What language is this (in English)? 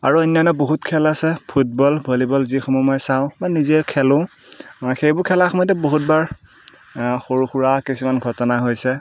Assamese